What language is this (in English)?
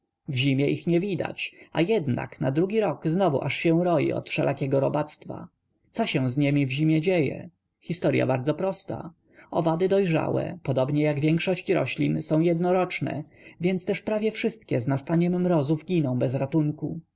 Polish